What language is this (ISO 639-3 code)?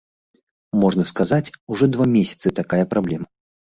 bel